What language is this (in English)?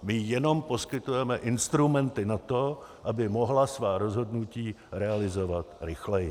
Czech